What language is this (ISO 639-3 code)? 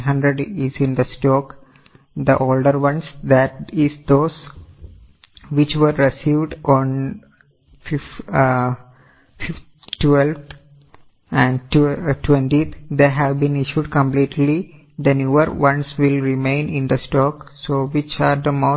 mal